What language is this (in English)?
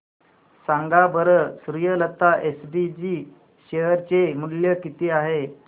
Marathi